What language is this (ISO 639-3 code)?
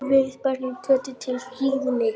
isl